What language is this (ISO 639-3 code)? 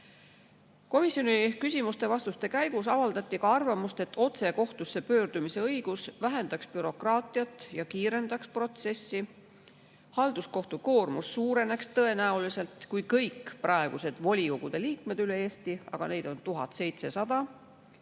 est